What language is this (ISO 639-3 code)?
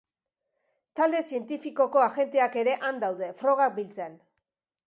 eus